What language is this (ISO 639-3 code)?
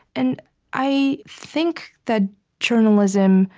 eng